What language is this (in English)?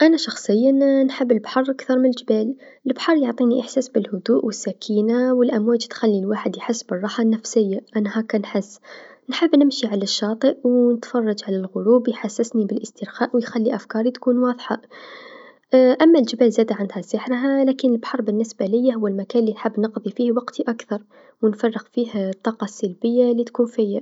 Tunisian Arabic